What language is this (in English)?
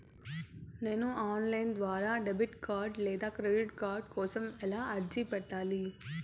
Telugu